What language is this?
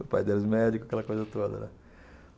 Portuguese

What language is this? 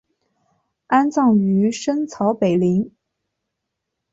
Chinese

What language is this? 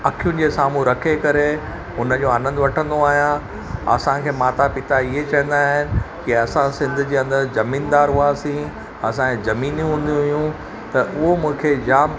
Sindhi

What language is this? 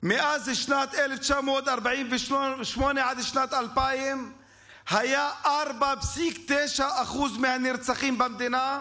Hebrew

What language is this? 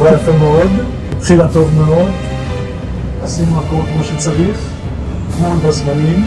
Hebrew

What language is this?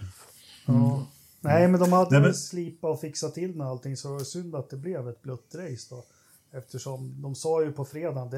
Swedish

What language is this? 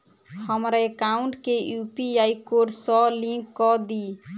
Maithili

